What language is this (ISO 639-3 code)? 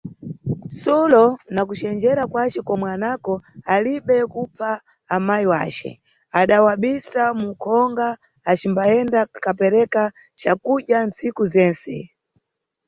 nyu